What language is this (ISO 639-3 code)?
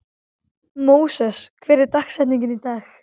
isl